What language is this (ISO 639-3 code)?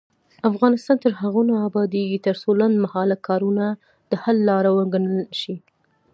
pus